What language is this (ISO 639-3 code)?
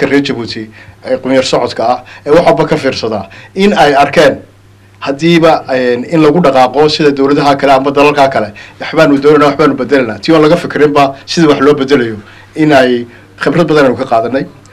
ara